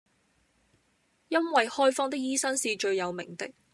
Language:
Cantonese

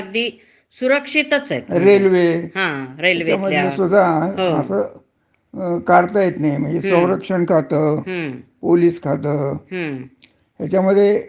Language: Marathi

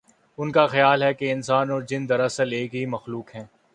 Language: Urdu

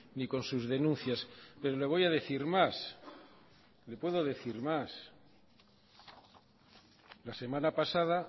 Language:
Spanish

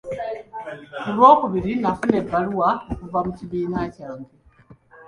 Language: Ganda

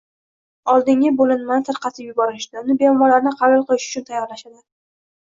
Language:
Uzbek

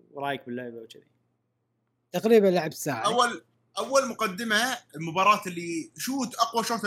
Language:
Arabic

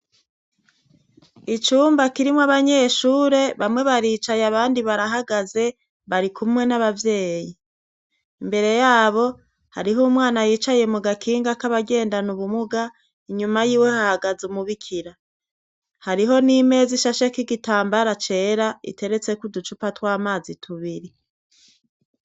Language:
Rundi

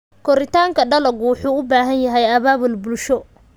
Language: Somali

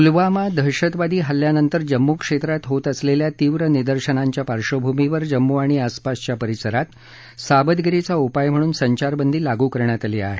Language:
Marathi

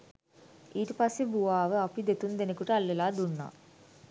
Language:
Sinhala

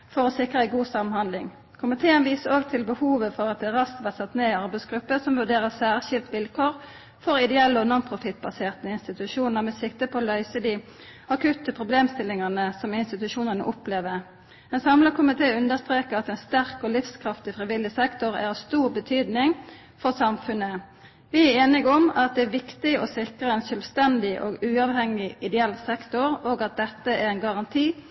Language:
Norwegian Nynorsk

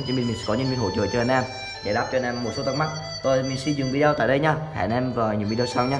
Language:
Vietnamese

